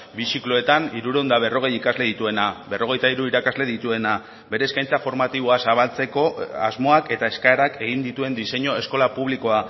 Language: Basque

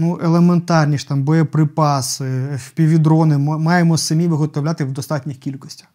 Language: Ukrainian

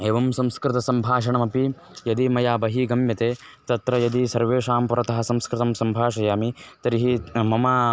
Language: Sanskrit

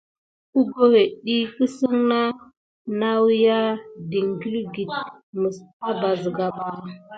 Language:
Gidar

